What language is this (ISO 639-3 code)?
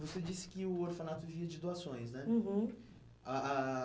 por